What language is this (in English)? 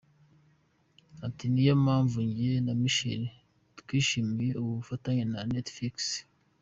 Kinyarwanda